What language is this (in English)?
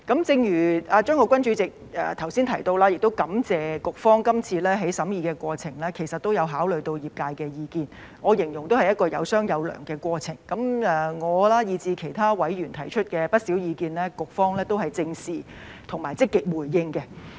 Cantonese